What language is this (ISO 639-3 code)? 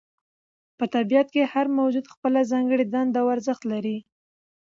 pus